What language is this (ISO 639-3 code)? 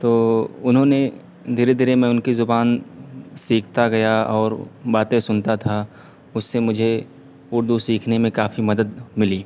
urd